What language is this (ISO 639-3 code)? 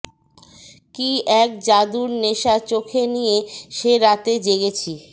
ben